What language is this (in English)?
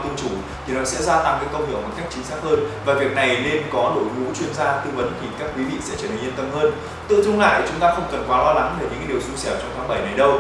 Vietnamese